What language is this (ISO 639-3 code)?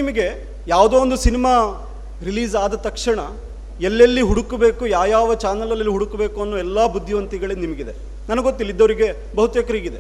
kan